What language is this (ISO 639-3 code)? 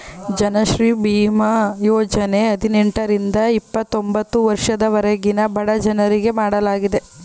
kan